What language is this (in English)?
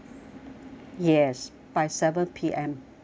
English